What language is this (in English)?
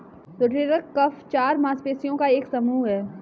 Hindi